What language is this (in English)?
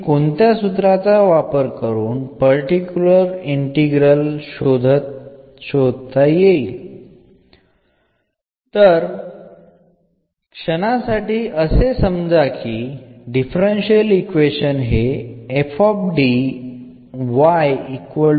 Malayalam